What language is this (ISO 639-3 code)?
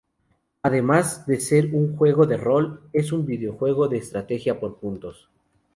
spa